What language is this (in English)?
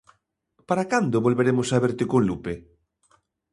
Galician